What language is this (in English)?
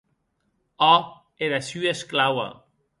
Occitan